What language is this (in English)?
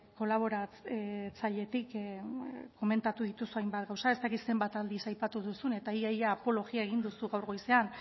Basque